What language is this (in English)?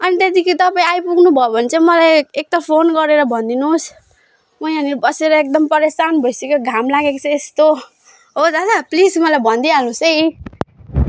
Nepali